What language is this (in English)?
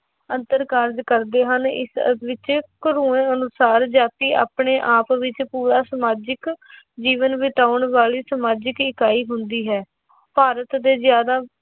Punjabi